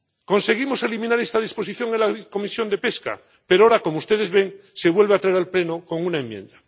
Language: Spanish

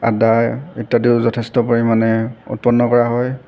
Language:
Assamese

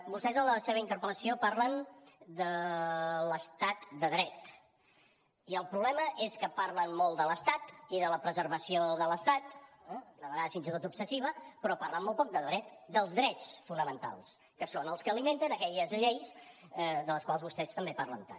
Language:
Catalan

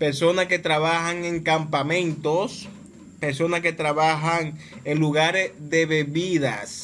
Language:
Spanish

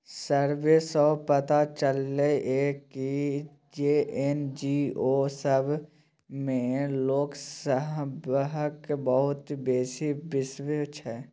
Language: Maithili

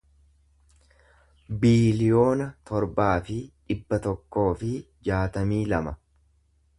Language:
Oromo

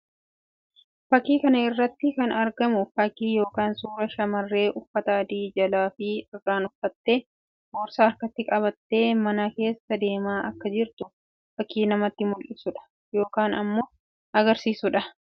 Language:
Oromo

